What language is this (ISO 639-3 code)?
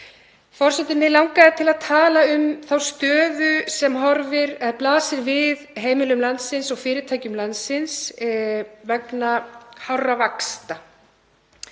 isl